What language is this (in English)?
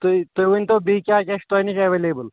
Kashmiri